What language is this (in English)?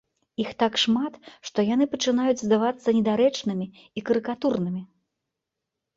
Belarusian